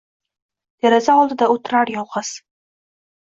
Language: Uzbek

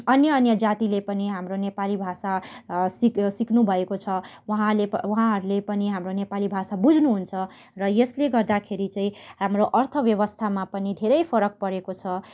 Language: Nepali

